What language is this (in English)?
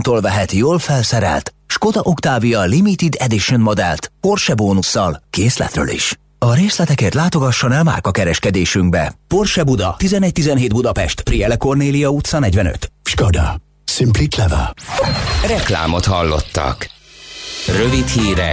Hungarian